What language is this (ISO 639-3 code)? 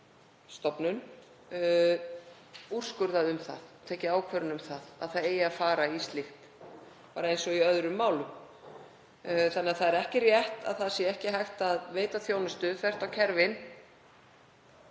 isl